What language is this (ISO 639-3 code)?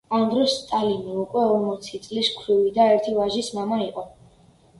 kat